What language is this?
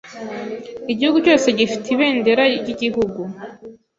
Kinyarwanda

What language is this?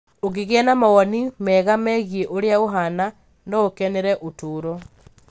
Kikuyu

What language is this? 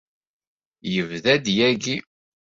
Kabyle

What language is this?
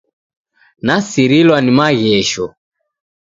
Taita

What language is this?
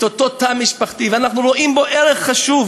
Hebrew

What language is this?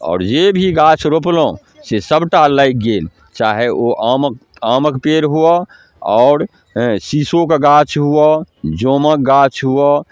Maithili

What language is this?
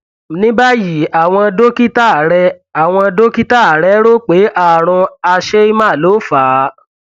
Yoruba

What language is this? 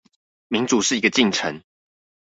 Chinese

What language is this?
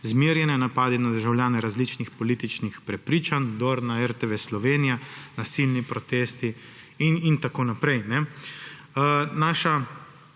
Slovenian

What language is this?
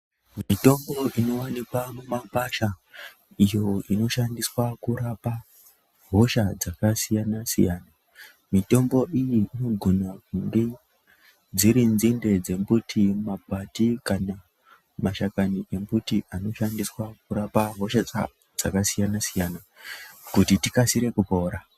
Ndau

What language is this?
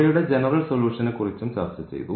Malayalam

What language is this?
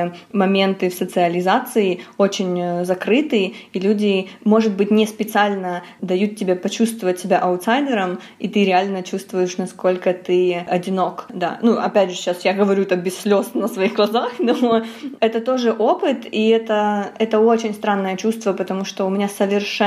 Russian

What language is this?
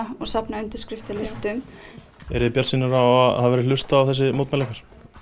Icelandic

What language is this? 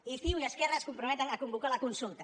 Catalan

